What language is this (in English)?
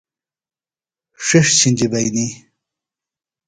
Phalura